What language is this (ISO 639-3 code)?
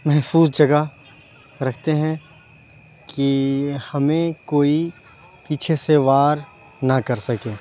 urd